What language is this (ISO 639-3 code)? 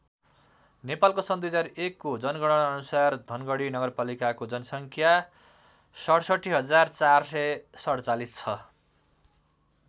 nep